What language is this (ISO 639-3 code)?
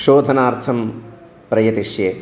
san